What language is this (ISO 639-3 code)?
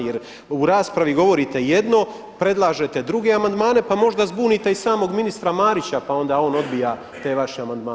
hrv